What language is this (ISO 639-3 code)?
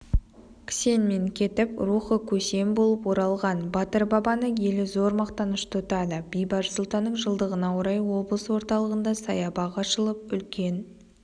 kaz